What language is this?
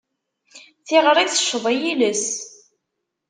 Kabyle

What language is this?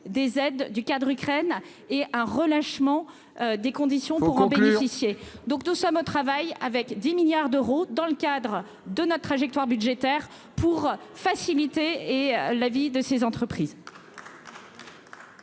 French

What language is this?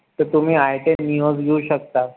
Marathi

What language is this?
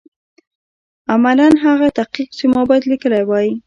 Pashto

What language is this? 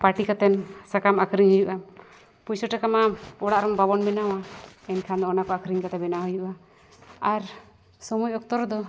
Santali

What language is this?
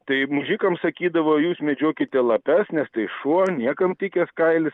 Lithuanian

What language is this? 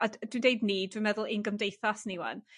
Welsh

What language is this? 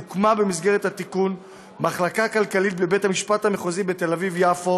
Hebrew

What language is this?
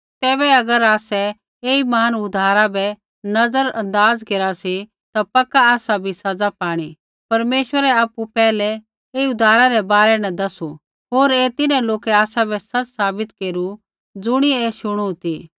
Kullu Pahari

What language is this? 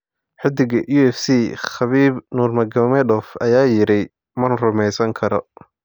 Somali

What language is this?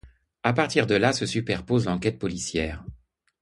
French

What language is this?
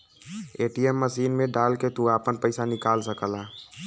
Bhojpuri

